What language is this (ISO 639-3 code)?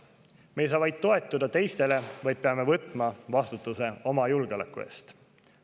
est